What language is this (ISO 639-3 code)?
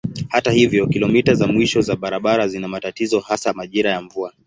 swa